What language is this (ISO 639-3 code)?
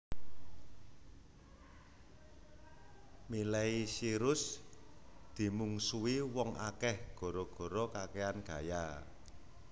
jav